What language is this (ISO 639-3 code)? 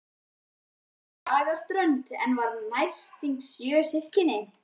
isl